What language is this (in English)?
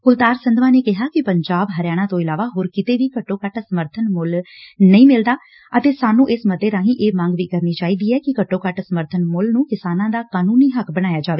Punjabi